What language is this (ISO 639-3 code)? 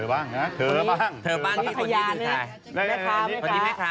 tha